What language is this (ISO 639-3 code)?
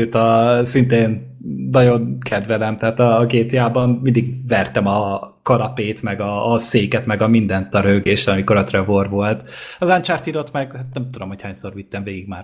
hun